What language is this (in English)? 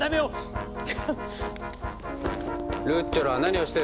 Japanese